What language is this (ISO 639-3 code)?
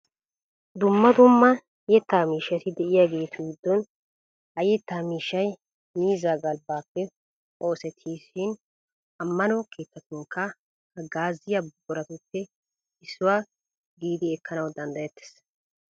wal